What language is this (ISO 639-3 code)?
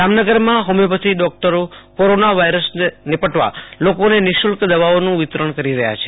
guj